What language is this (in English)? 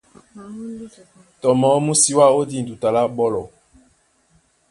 Duala